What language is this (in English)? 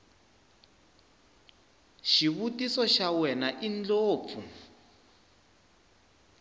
Tsonga